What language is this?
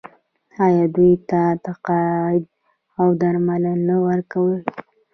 Pashto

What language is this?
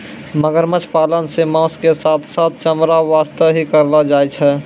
Maithili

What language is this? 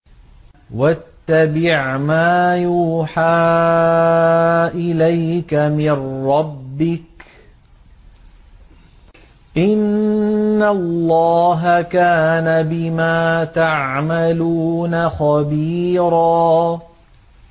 Arabic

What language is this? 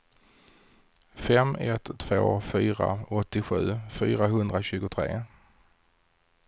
Swedish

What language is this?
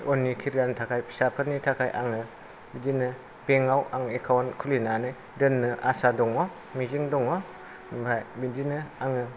Bodo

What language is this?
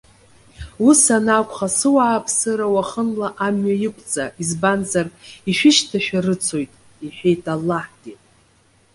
Abkhazian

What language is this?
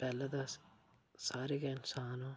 Dogri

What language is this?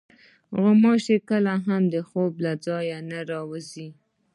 Pashto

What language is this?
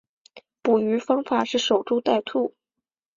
Chinese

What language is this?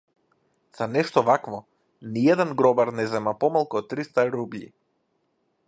Macedonian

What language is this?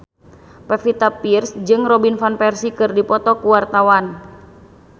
Sundanese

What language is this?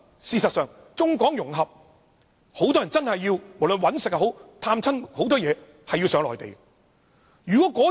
Cantonese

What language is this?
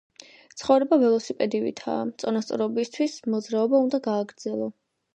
Georgian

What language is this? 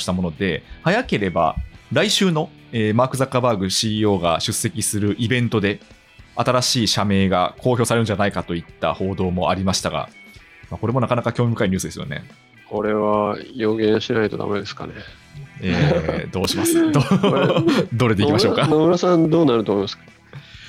Japanese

